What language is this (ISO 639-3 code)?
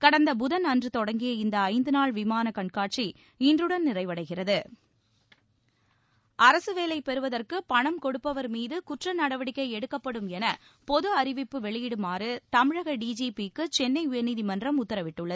tam